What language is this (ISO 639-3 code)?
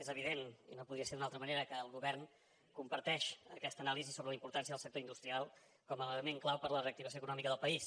cat